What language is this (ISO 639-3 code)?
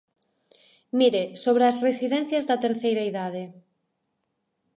glg